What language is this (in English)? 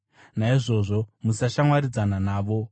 Shona